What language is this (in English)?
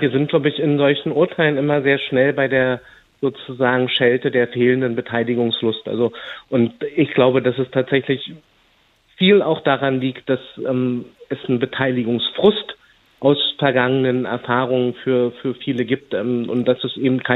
German